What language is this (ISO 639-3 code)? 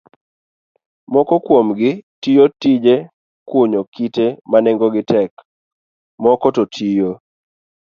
luo